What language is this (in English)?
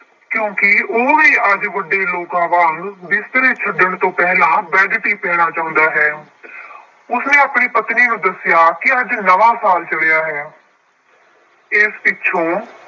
Punjabi